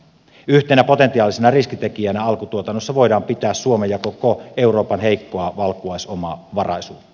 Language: Finnish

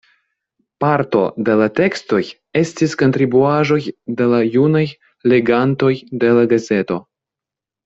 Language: Esperanto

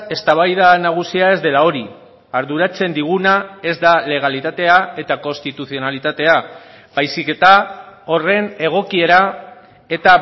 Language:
Basque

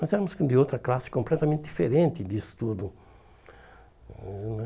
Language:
Portuguese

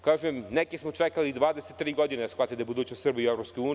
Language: Serbian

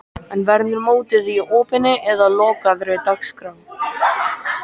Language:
Icelandic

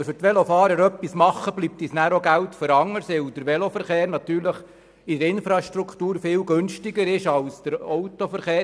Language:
Swiss German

